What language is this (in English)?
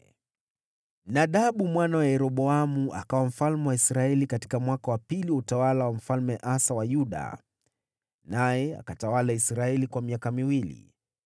Swahili